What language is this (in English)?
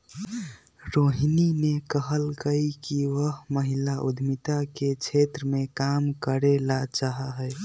Magahi